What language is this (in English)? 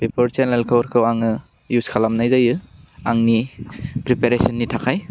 Bodo